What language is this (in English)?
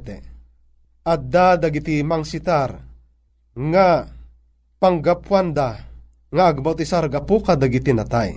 Filipino